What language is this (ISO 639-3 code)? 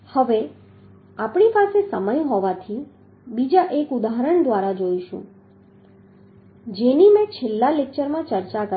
guj